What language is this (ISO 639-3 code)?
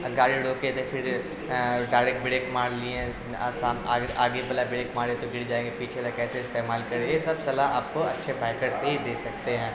urd